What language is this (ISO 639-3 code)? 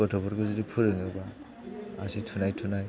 brx